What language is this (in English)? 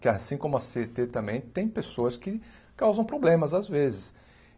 Portuguese